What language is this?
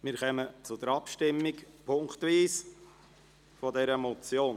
Swiss German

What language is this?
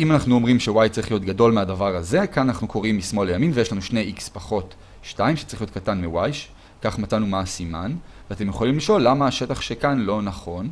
Hebrew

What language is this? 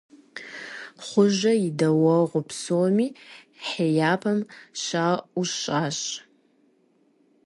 Kabardian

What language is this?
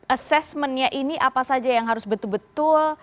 Indonesian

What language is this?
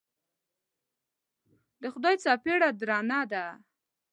Pashto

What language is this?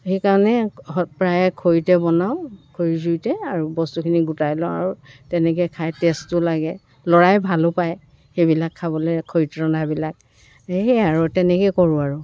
Assamese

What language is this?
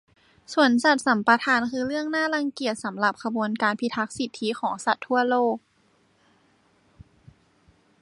Thai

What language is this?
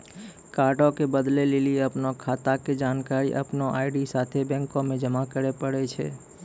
Maithili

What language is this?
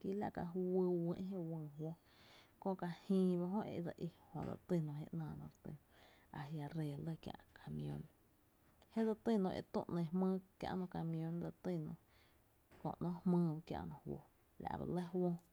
Tepinapa Chinantec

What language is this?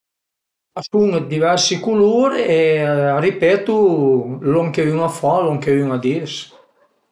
Piedmontese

